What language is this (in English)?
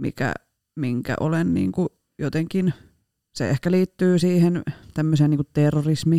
Finnish